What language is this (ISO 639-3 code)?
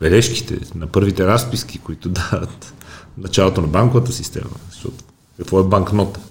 bul